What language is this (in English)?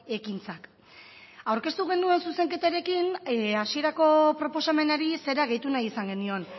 Basque